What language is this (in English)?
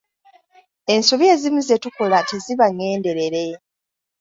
Ganda